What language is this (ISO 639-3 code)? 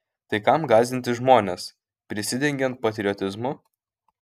lit